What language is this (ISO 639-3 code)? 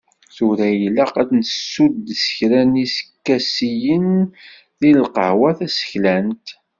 kab